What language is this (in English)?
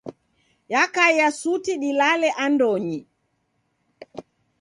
Taita